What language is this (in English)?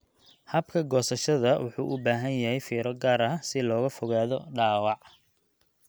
Somali